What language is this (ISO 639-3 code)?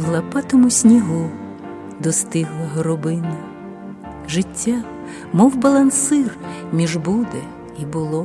ukr